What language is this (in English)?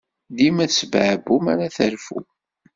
Kabyle